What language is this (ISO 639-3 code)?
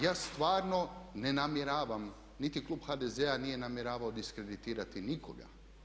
hrv